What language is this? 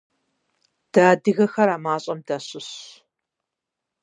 Kabardian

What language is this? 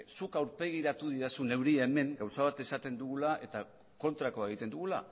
Basque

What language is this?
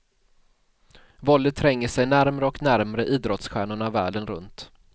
Swedish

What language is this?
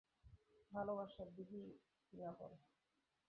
Bangla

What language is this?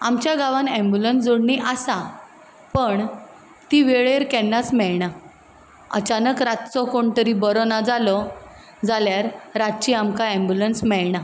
Konkani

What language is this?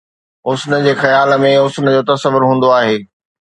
Sindhi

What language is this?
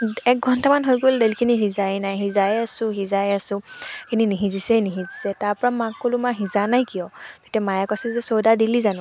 Assamese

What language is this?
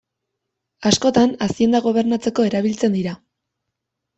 Basque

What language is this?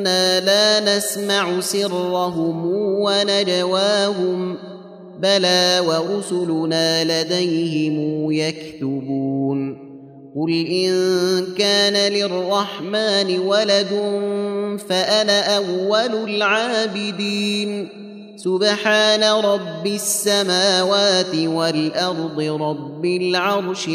Arabic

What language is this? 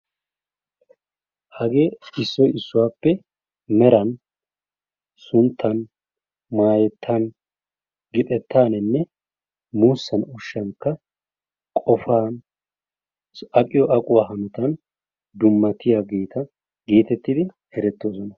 Wolaytta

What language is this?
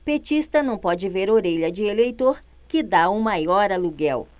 Portuguese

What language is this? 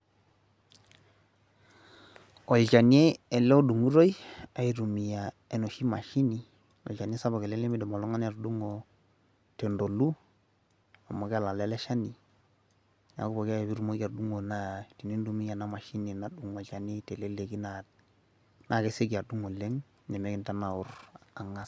Masai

